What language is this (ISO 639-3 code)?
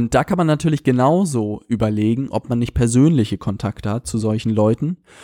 deu